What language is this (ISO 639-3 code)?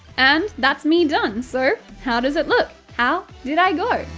eng